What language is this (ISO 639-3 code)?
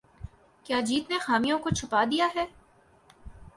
urd